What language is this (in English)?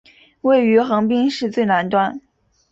Chinese